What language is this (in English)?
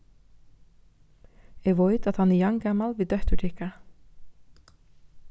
Faroese